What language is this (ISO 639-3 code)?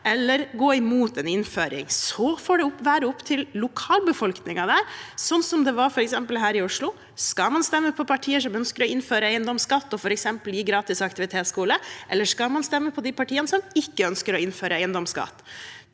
nor